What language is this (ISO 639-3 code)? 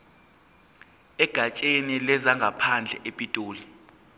zul